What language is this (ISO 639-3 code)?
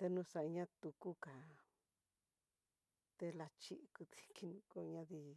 mtx